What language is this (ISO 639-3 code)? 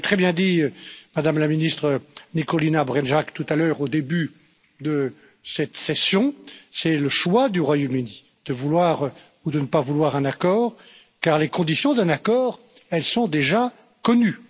fra